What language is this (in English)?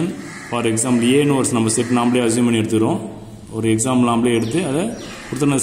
Hindi